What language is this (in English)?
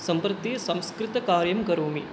Sanskrit